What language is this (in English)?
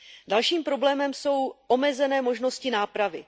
Czech